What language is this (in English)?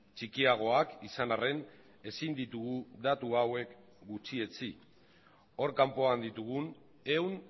Basque